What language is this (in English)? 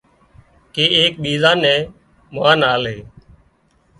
Wadiyara Koli